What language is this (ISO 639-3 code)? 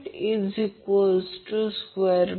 mar